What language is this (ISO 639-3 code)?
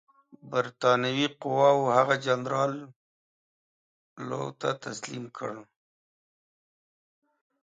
pus